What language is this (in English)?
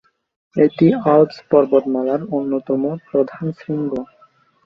Bangla